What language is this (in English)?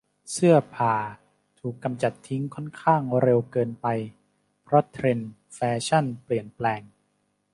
Thai